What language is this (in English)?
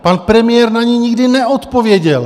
Czech